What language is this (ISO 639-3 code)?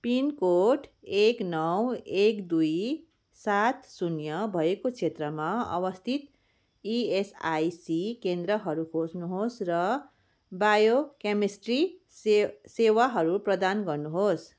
nep